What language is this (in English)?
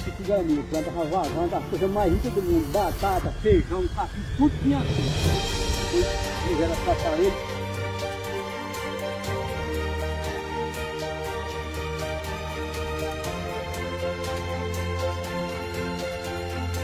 Portuguese